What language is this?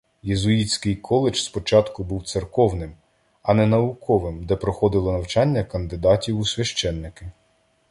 Ukrainian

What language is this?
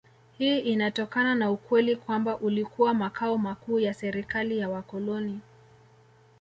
Swahili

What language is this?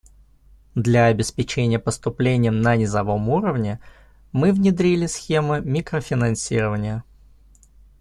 Russian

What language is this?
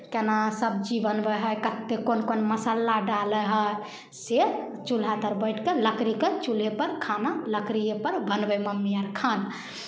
Maithili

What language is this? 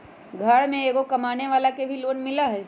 Magahi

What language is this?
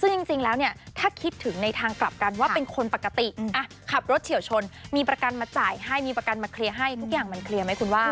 Thai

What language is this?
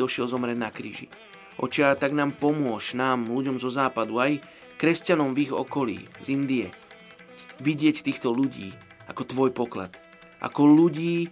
Slovak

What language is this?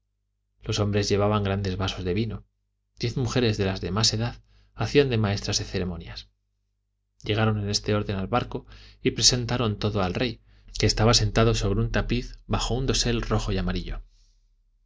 Spanish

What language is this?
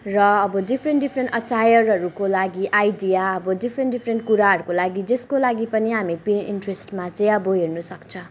Nepali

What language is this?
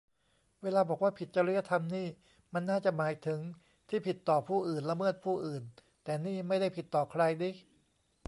Thai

